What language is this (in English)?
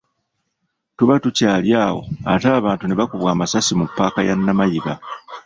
Ganda